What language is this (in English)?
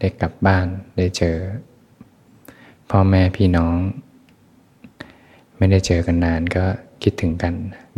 Thai